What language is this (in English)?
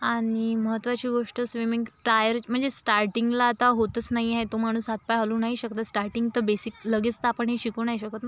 Marathi